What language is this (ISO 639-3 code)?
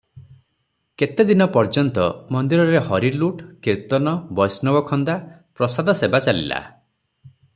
ori